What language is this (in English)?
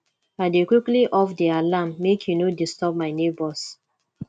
Nigerian Pidgin